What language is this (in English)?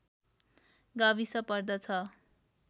Nepali